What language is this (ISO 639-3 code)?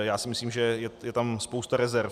ces